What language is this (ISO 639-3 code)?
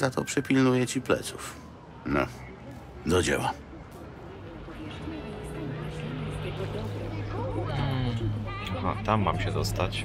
pol